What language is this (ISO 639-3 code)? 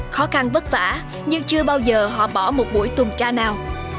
vie